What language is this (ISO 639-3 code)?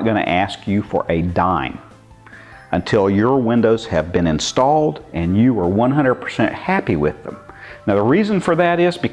eng